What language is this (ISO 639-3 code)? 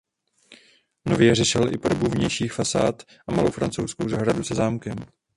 ces